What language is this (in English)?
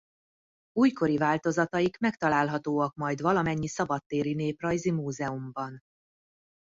Hungarian